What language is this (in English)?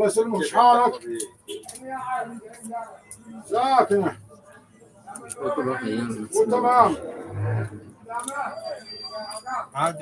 Arabic